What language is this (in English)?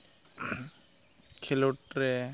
Santali